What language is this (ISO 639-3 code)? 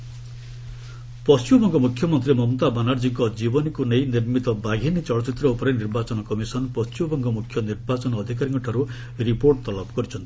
ori